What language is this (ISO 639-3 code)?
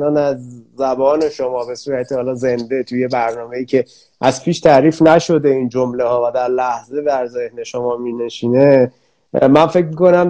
fas